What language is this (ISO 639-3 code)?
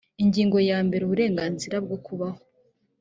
kin